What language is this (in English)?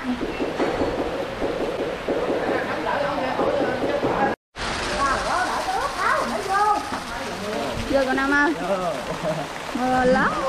Vietnamese